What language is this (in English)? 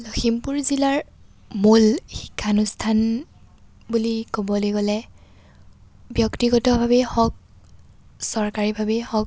Assamese